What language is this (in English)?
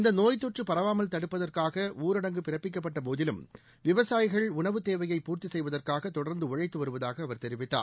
Tamil